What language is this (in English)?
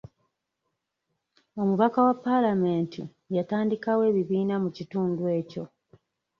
Ganda